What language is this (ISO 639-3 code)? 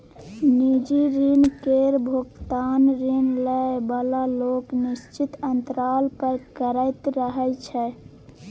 mai